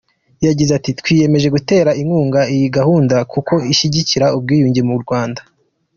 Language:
Kinyarwanda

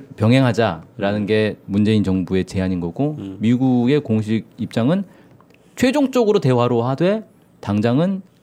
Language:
Korean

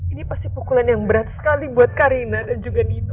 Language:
Indonesian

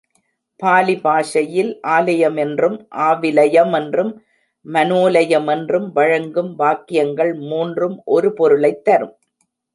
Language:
Tamil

